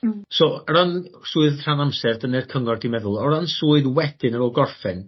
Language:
Welsh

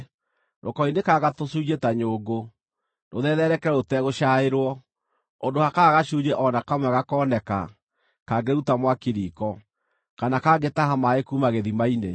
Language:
Kikuyu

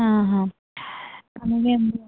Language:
Telugu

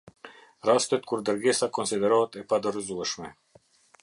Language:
Albanian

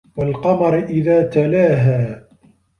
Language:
Arabic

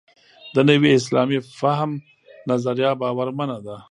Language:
Pashto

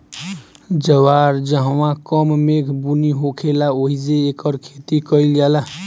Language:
Bhojpuri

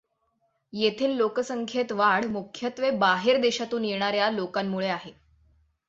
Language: Marathi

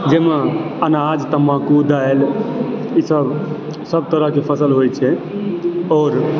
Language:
Maithili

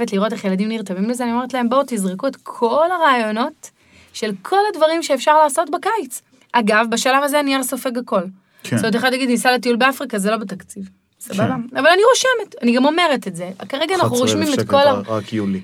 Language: Hebrew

